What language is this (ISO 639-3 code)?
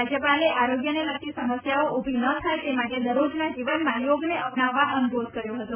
guj